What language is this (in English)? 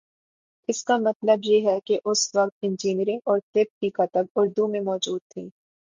Urdu